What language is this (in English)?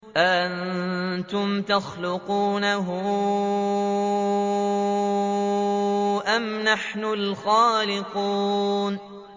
Arabic